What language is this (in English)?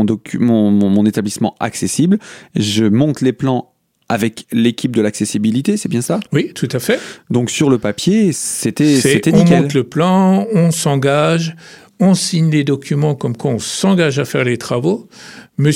French